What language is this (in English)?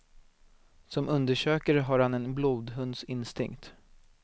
Swedish